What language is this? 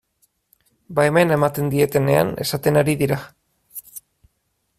Basque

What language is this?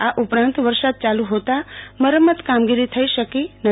Gujarati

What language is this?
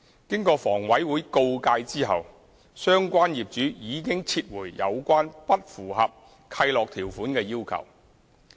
Cantonese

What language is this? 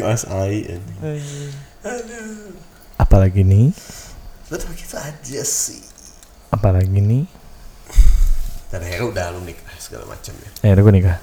Indonesian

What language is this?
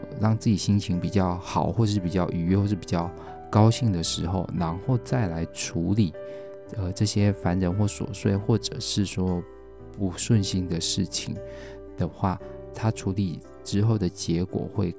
Chinese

